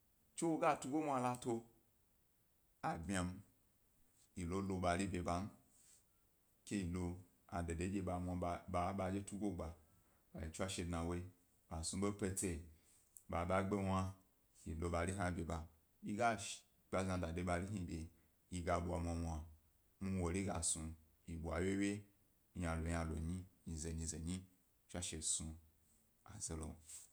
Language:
Gbari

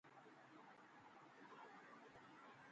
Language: Dhatki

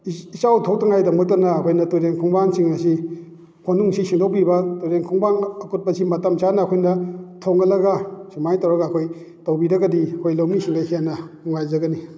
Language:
Manipuri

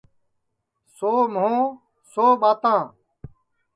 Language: Sansi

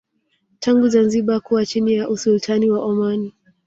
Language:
Swahili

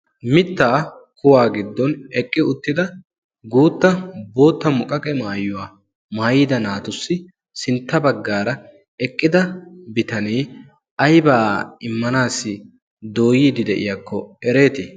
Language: Wolaytta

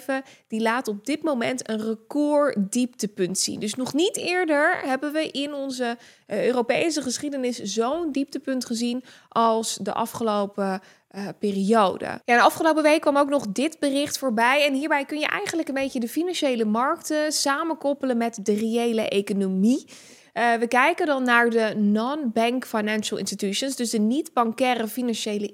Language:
Dutch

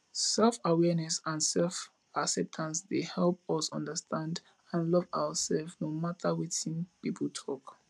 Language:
Nigerian Pidgin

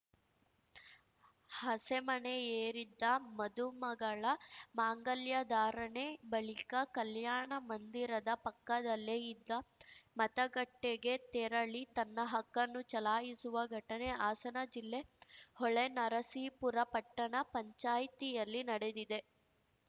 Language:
Kannada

